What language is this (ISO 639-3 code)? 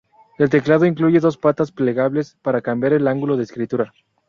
spa